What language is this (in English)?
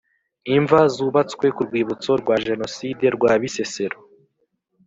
Kinyarwanda